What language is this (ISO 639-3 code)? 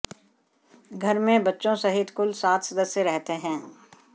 hin